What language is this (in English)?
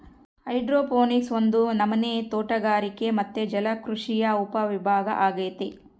Kannada